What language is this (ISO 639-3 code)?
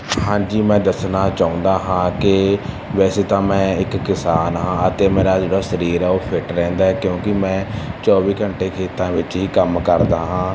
pan